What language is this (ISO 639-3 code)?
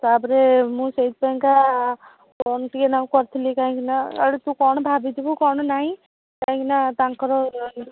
ori